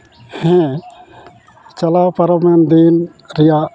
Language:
Santali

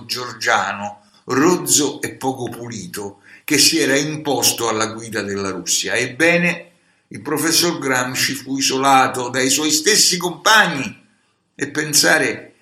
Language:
Italian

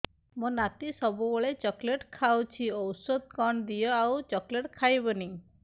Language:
Odia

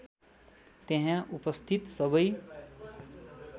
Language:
Nepali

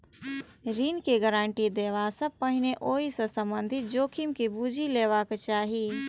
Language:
Maithili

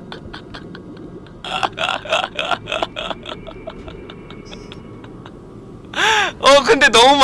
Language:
Korean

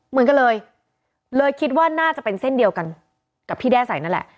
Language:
Thai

